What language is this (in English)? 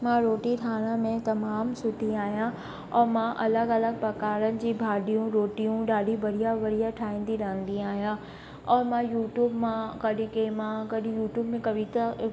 Sindhi